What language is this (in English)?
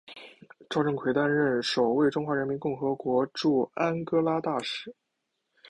Chinese